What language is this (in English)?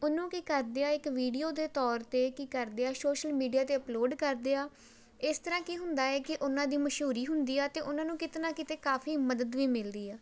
Punjabi